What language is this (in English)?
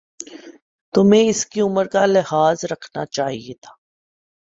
Urdu